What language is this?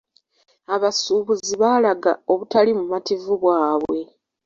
Ganda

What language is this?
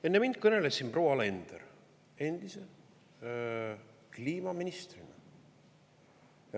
Estonian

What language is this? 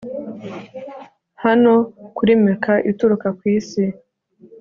Kinyarwanda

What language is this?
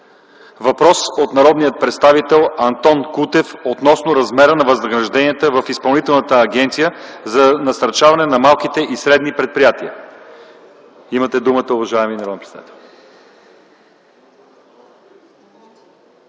Bulgarian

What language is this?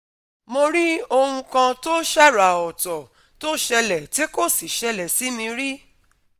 Yoruba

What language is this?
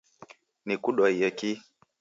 Taita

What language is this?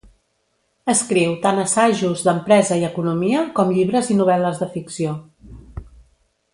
Catalan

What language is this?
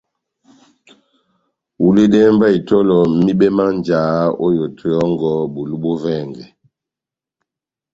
Batanga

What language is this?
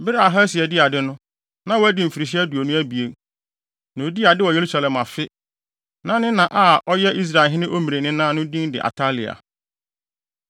Akan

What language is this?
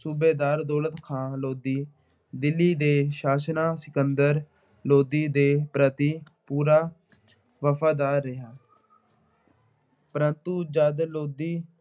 Punjabi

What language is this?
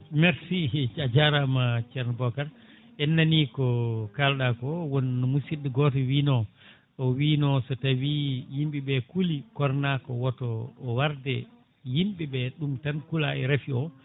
Fula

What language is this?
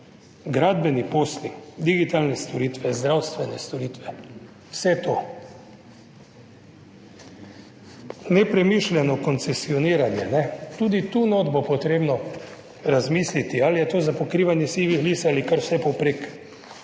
Slovenian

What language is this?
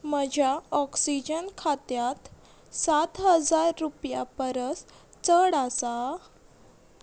Konkani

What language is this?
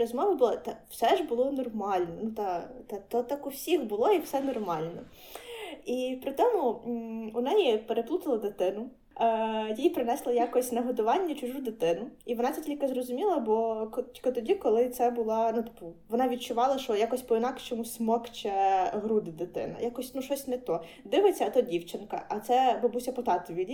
Ukrainian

